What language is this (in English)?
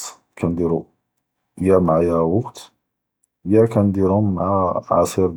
Judeo-Arabic